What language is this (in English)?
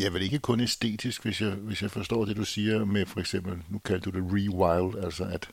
Danish